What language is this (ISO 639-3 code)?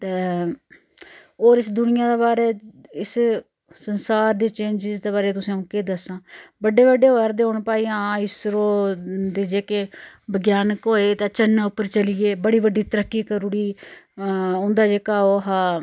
doi